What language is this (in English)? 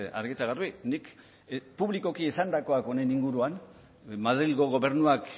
Basque